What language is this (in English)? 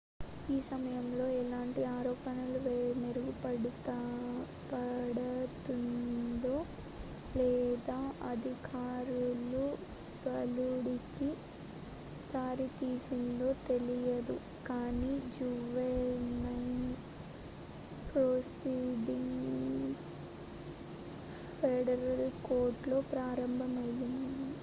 Telugu